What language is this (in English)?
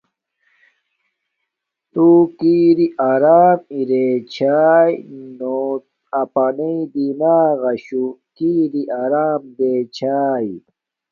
Domaaki